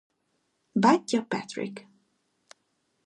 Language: Hungarian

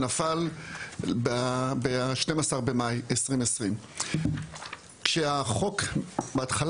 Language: Hebrew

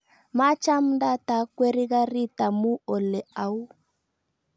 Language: Kalenjin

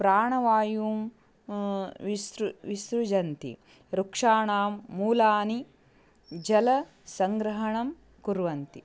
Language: Sanskrit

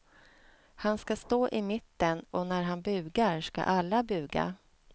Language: Swedish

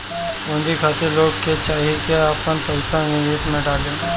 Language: Bhojpuri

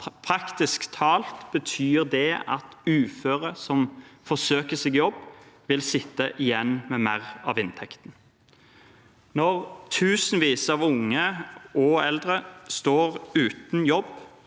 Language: Norwegian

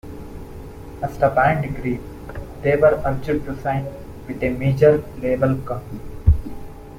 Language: English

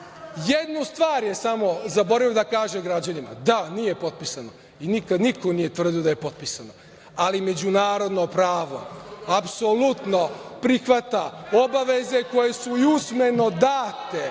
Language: Serbian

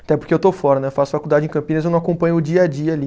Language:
Portuguese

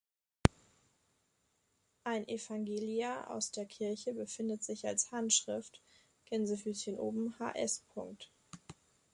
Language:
German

